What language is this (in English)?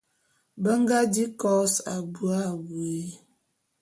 Bulu